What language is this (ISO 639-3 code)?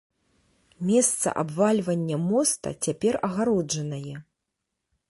bel